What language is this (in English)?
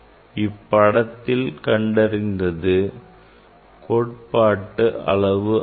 Tamil